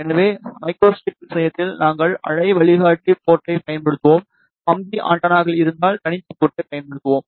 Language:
Tamil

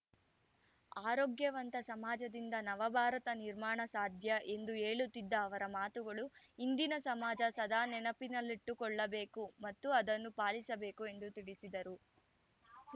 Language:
Kannada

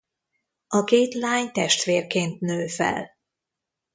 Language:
Hungarian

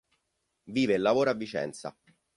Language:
Italian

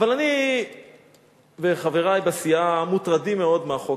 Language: Hebrew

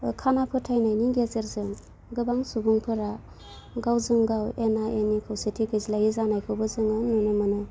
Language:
Bodo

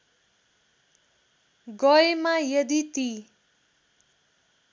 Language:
Nepali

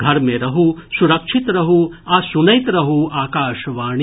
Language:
Maithili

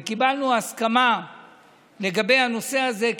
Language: Hebrew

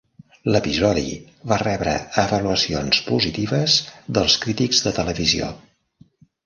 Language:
Catalan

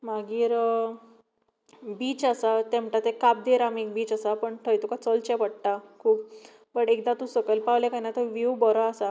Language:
Konkani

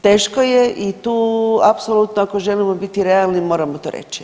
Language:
Croatian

